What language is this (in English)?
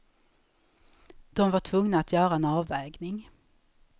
Swedish